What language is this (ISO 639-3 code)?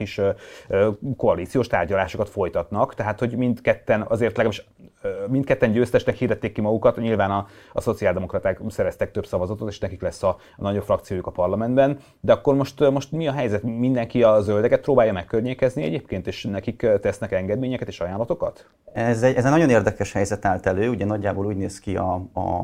hun